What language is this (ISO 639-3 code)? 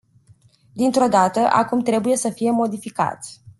ron